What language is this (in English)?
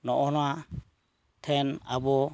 Santali